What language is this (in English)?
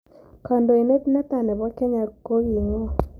Kalenjin